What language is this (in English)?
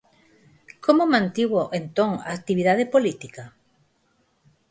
Galician